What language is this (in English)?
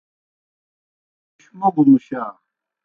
Kohistani Shina